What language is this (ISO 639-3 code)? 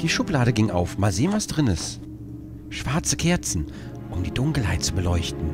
deu